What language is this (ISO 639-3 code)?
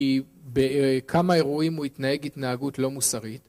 heb